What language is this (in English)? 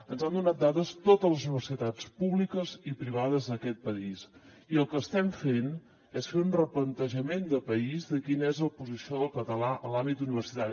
Catalan